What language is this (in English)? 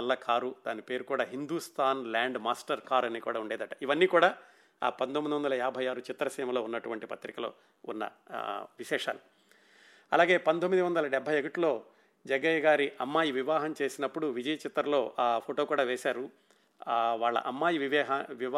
Telugu